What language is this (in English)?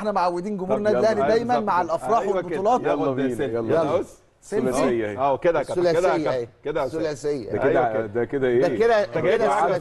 Arabic